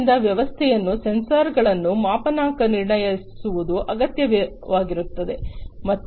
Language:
Kannada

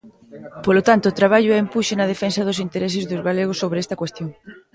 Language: Galician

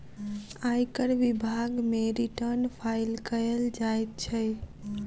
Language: Maithili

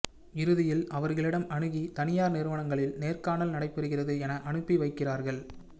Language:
Tamil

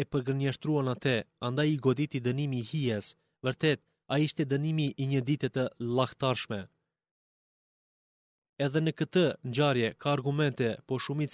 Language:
Greek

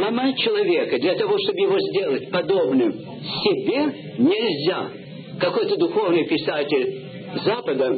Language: Russian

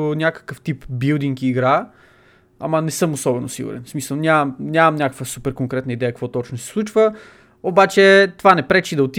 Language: Bulgarian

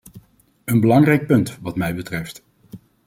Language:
Dutch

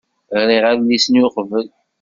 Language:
Kabyle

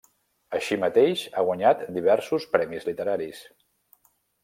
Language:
Catalan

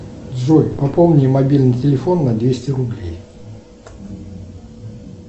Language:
Russian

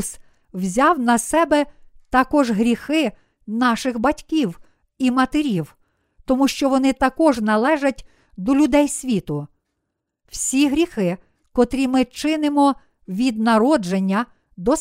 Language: Ukrainian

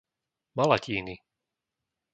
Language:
Slovak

